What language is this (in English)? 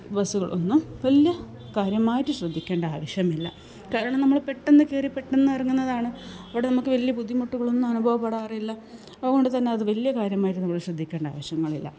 Malayalam